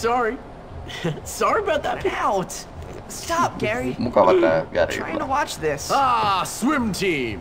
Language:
Finnish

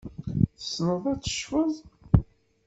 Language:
Kabyle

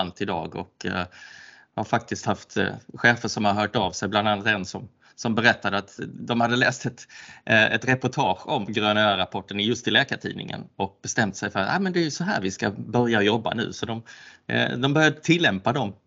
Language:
Swedish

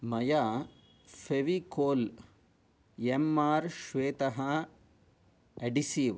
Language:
Sanskrit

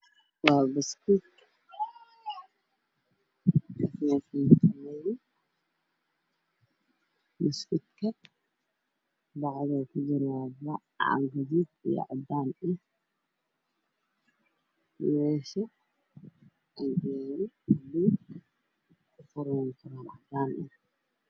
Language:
Somali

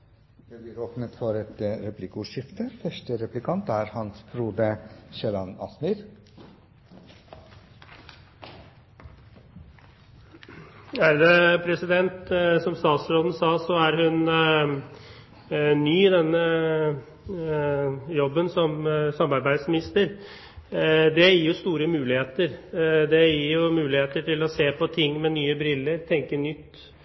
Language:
Norwegian Bokmål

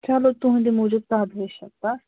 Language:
Kashmiri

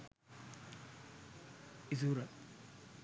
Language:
Sinhala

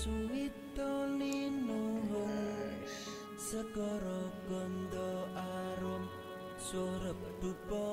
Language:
Indonesian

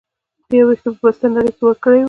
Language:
Pashto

